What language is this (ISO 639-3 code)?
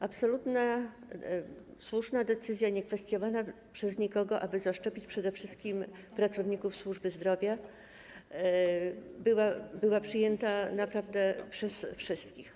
pol